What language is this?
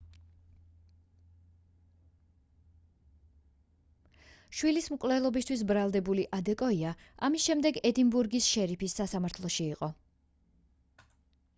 Georgian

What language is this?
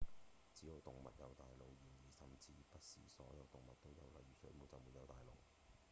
Cantonese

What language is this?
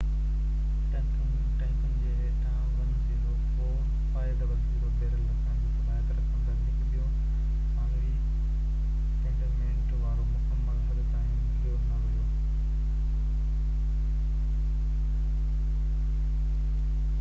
Sindhi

